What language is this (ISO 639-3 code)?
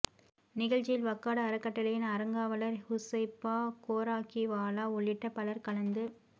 tam